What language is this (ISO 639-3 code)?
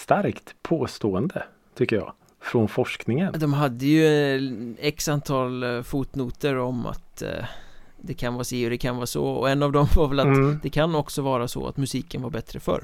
swe